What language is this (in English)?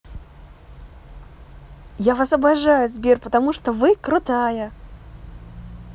Russian